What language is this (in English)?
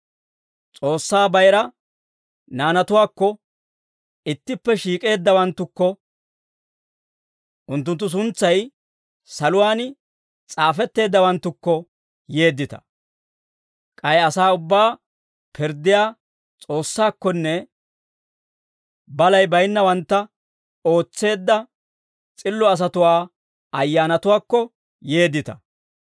Dawro